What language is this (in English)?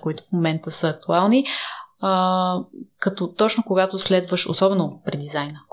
Bulgarian